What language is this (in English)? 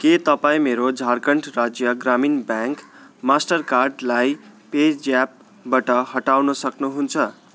Nepali